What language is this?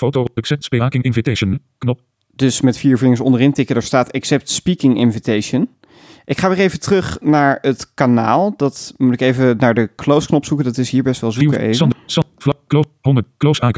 Dutch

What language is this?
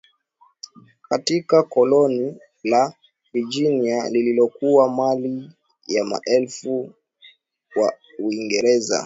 Swahili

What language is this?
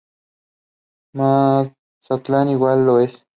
Spanish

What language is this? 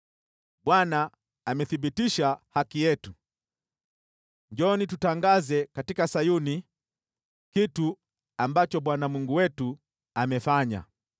Swahili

